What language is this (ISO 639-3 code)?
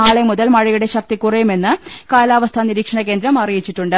mal